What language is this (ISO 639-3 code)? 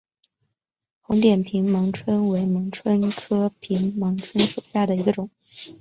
zho